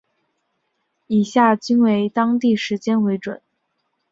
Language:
Chinese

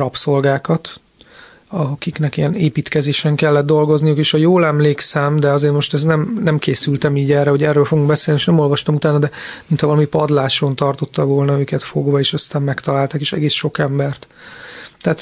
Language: Hungarian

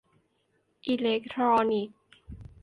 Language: Thai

